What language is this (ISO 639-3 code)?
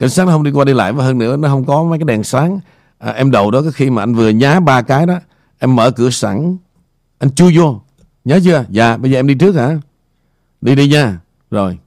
vie